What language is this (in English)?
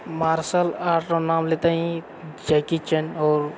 Maithili